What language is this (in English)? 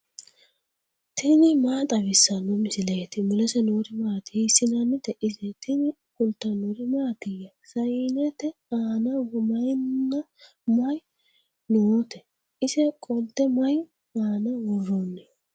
Sidamo